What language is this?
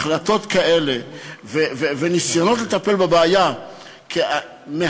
Hebrew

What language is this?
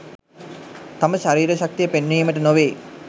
Sinhala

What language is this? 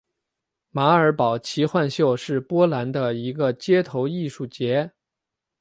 Chinese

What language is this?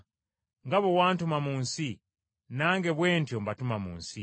Ganda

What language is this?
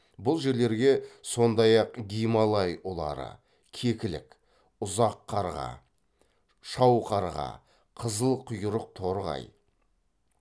Kazakh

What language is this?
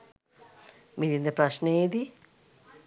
Sinhala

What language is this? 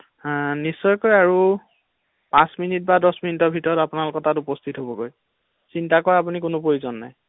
Assamese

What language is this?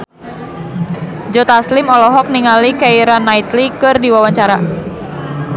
Sundanese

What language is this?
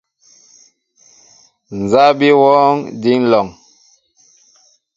Mbo (Cameroon)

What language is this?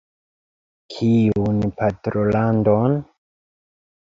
Esperanto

